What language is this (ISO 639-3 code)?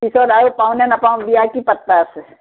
asm